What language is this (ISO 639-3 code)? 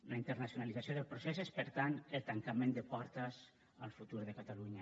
cat